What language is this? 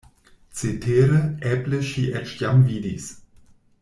Esperanto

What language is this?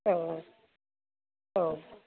Bodo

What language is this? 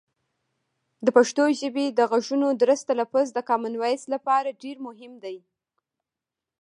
Pashto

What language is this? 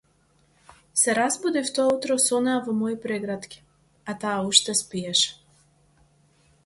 Macedonian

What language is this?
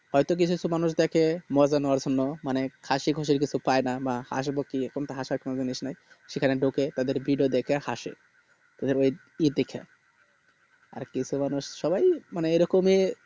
Bangla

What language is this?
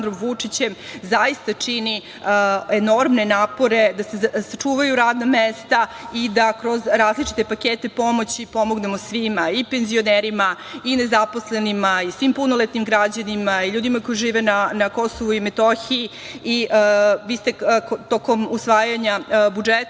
Serbian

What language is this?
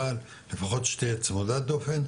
Hebrew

